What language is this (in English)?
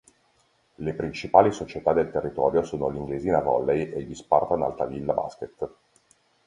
Italian